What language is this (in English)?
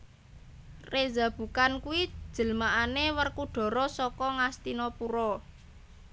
Javanese